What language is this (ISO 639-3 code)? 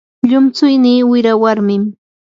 qur